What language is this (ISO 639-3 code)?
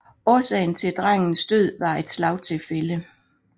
dan